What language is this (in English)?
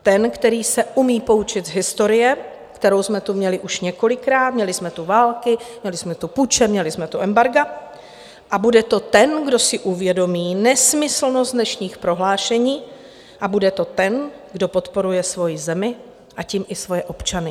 Czech